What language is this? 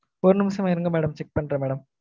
Tamil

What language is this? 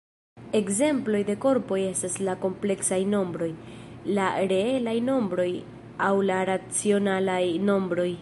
Esperanto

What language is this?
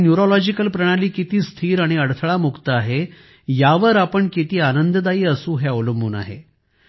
Marathi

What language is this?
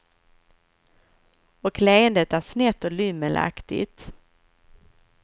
Swedish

